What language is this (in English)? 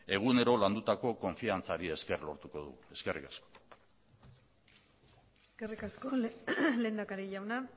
Basque